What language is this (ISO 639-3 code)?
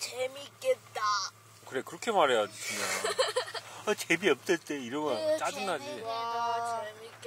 kor